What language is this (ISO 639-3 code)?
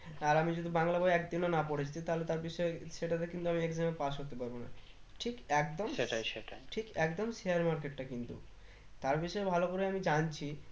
ben